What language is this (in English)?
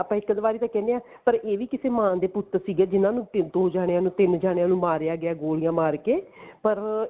Punjabi